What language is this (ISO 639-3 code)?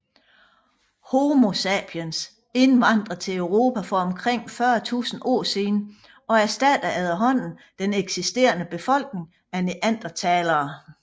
dan